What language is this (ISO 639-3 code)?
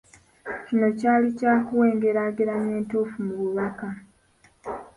lug